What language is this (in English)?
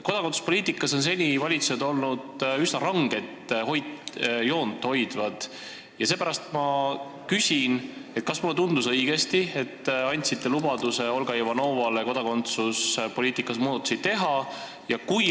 Estonian